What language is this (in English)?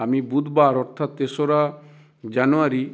Bangla